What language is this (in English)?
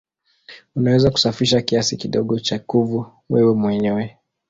Swahili